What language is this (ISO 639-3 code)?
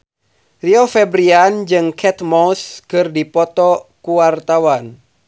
sun